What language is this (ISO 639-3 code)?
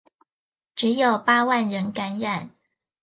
zho